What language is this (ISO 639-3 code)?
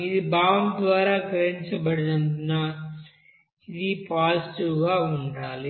tel